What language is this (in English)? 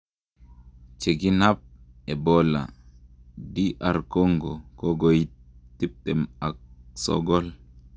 Kalenjin